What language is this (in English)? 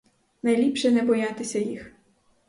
Ukrainian